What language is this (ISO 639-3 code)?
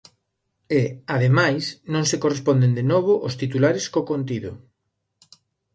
glg